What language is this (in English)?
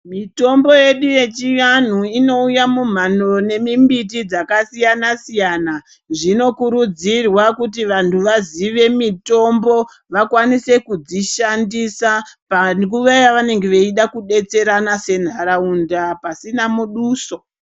Ndau